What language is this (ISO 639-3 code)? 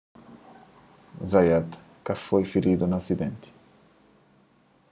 kea